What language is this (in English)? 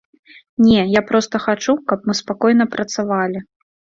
Belarusian